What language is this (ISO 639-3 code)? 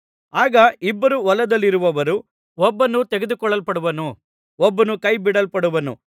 kan